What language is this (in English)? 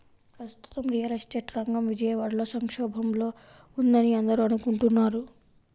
Telugu